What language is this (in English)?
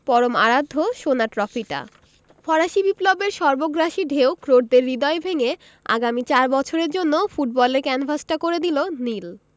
Bangla